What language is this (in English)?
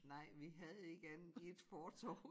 Danish